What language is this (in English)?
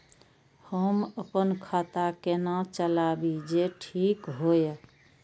Maithili